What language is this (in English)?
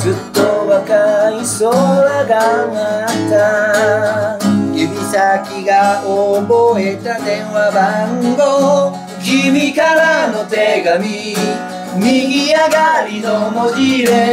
Japanese